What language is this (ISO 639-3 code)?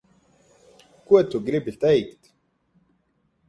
lav